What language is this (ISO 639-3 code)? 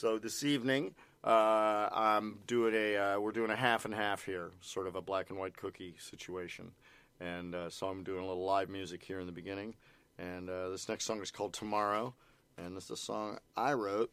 eng